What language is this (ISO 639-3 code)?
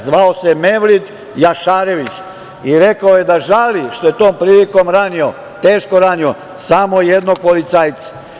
srp